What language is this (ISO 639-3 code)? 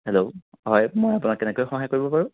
asm